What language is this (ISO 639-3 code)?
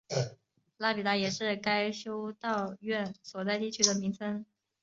zho